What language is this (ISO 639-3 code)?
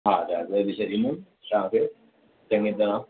snd